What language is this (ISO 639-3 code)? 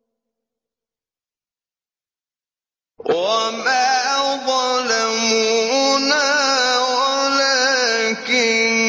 ara